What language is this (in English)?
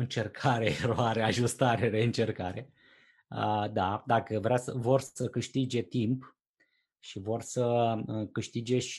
Romanian